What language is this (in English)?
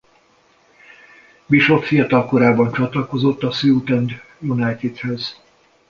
Hungarian